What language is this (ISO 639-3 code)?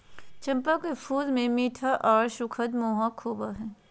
mag